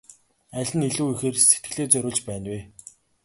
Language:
Mongolian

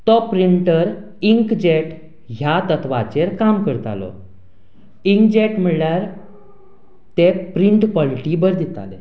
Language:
Konkani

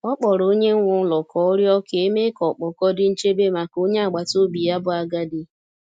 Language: Igbo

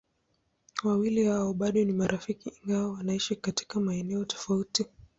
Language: Swahili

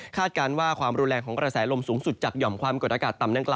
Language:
Thai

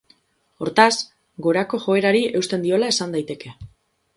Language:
Basque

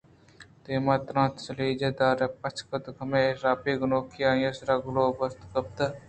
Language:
Eastern Balochi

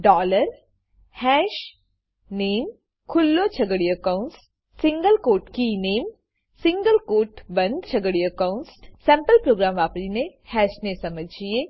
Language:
Gujarati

